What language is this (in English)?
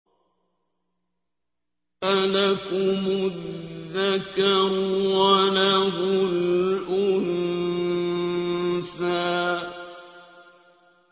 Arabic